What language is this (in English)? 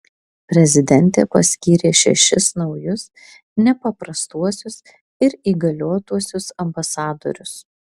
Lithuanian